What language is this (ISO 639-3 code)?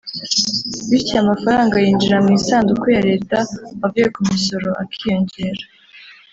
kin